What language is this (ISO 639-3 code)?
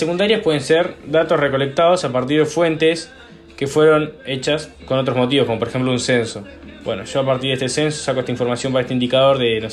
spa